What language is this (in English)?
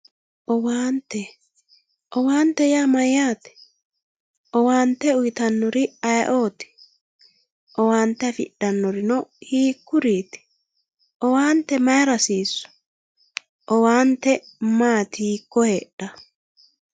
Sidamo